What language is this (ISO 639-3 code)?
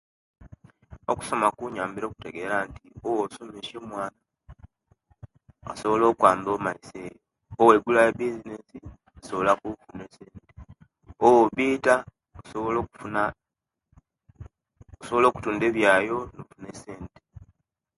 lke